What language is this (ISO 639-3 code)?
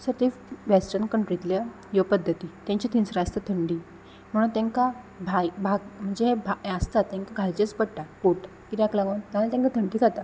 kok